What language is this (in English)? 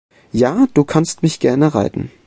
German